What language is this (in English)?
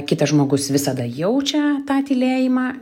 Lithuanian